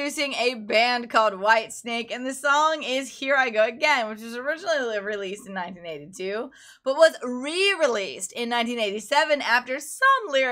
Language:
English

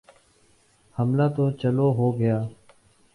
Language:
Urdu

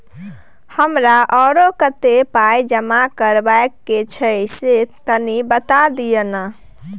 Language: Maithili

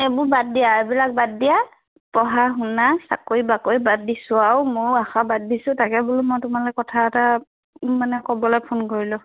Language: Assamese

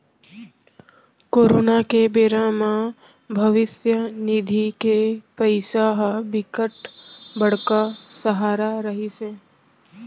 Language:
Chhattisgarhi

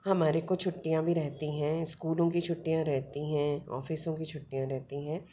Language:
Hindi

